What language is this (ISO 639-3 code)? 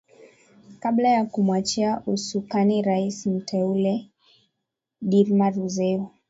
swa